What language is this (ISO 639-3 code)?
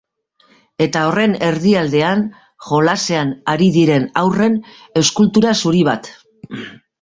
eus